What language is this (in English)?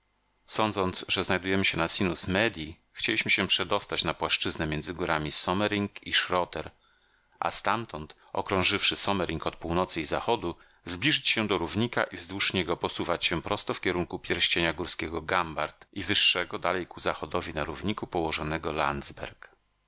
Polish